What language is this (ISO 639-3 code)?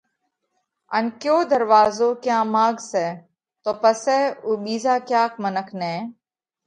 kvx